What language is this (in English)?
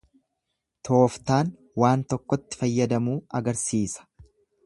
Oromo